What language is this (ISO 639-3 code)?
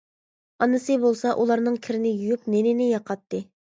uig